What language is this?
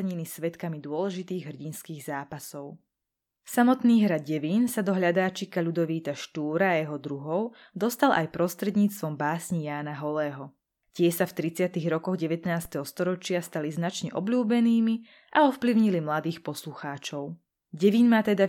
Slovak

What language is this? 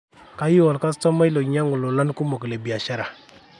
Masai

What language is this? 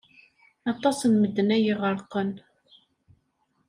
Kabyle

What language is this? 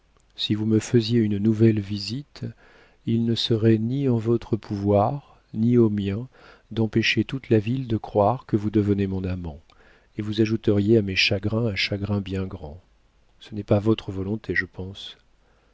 French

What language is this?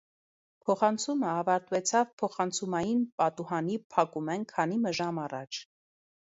Armenian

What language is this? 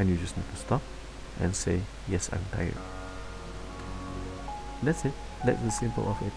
Indonesian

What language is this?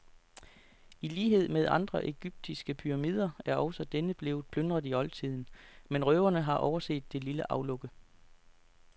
Danish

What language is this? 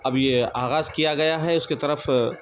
Urdu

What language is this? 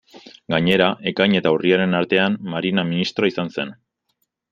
Basque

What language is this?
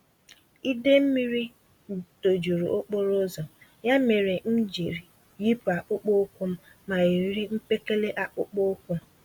Igbo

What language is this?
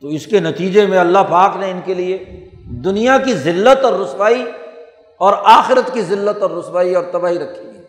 Urdu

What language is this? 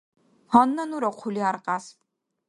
Dargwa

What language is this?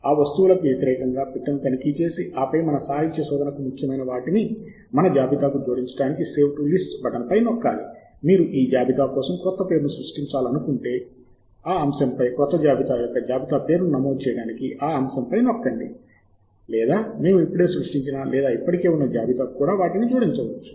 Telugu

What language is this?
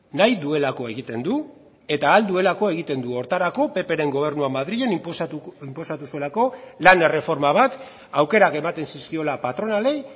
Basque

